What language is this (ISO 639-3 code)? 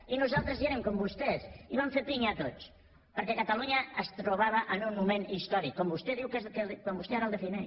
cat